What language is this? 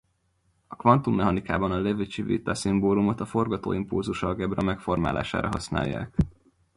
Hungarian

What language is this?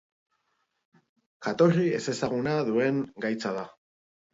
Basque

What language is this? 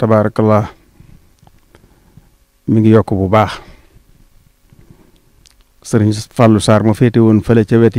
Arabic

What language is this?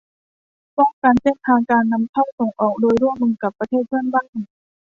Thai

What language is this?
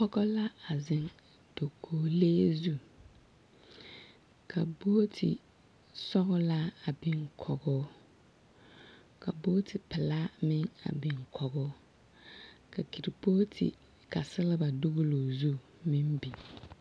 Southern Dagaare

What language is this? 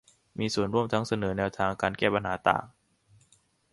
Thai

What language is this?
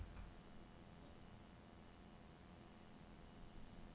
Norwegian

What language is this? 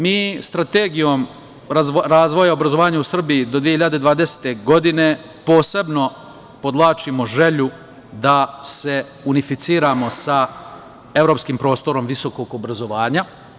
Serbian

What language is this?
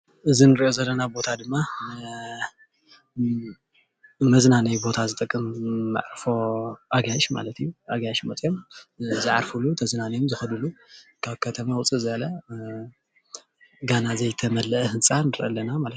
Tigrinya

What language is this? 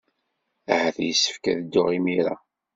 Kabyle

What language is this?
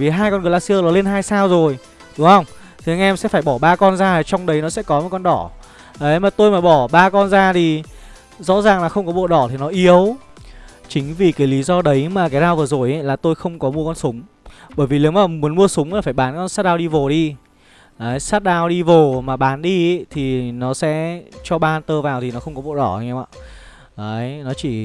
Vietnamese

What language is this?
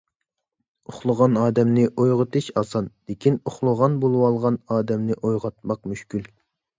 Uyghur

